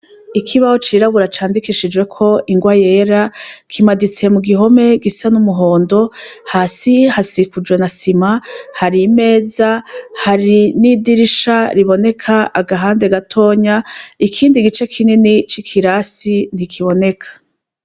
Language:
Rundi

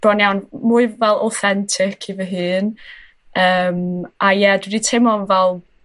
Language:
Welsh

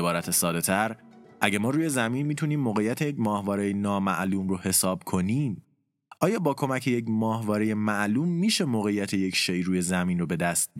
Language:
Persian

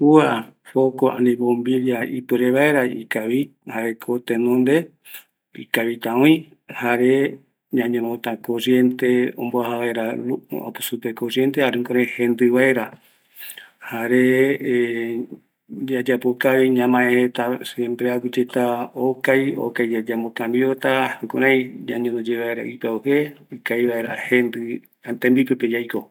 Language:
Eastern Bolivian Guaraní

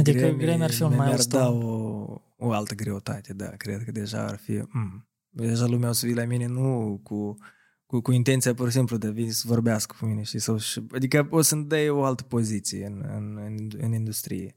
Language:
Romanian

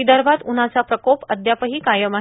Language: Marathi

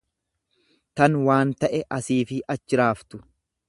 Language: Oromo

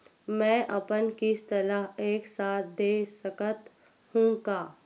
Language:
Chhattisgarhi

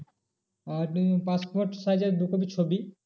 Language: Bangla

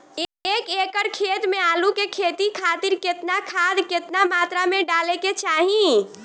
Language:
Bhojpuri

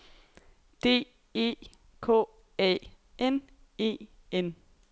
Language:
Danish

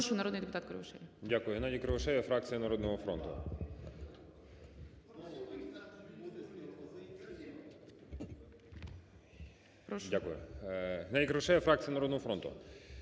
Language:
Ukrainian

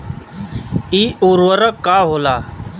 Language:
Bhojpuri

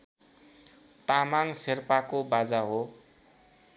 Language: Nepali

